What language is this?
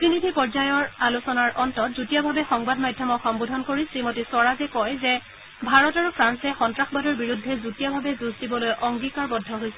Assamese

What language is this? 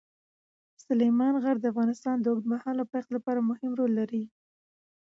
Pashto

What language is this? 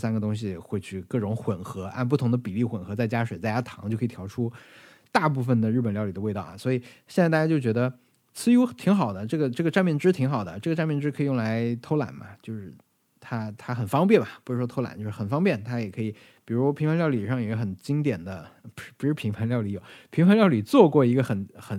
Chinese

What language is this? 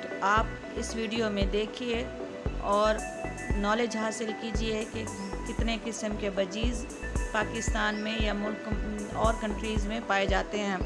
Urdu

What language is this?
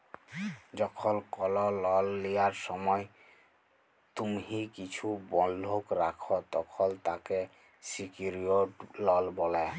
Bangla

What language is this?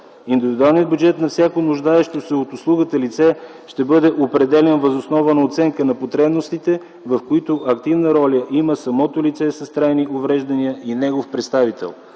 Bulgarian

